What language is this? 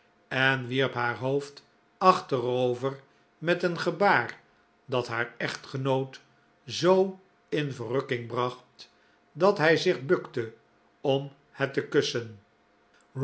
Dutch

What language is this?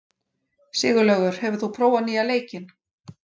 Icelandic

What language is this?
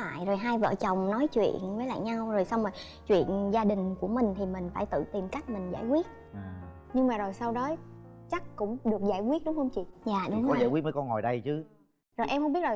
Vietnamese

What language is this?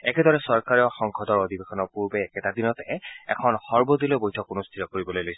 Assamese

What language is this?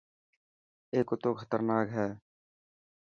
Dhatki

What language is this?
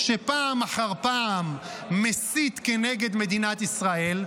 Hebrew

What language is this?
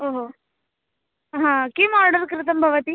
Sanskrit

